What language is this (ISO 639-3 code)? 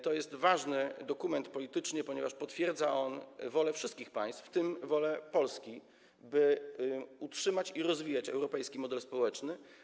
pol